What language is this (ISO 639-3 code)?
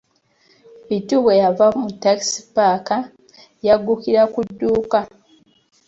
lug